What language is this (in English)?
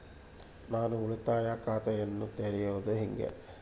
Kannada